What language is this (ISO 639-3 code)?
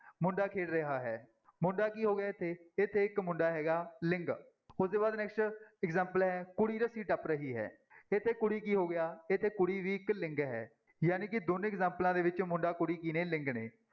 pan